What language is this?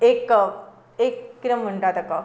Konkani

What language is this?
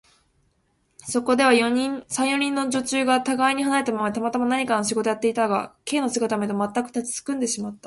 Japanese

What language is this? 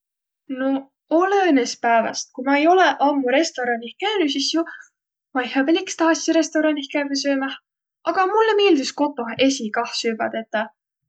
Võro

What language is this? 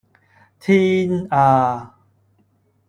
Cantonese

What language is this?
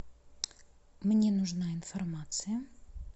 Russian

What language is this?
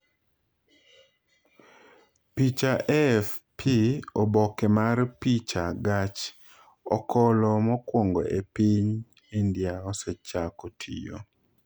Luo (Kenya and Tanzania)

